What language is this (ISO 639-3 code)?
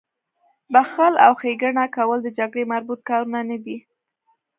pus